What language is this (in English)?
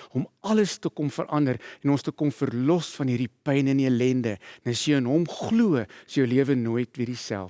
Dutch